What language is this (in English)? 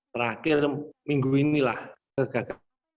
Indonesian